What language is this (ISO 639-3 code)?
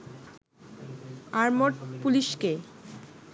ben